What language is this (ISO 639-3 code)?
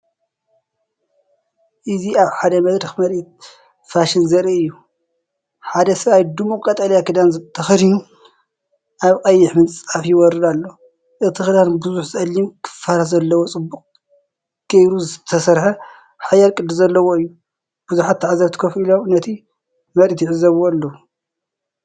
tir